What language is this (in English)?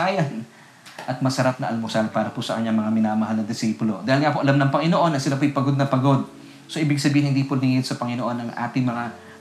Filipino